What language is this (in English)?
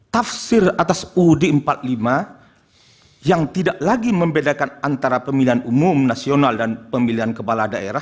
Indonesian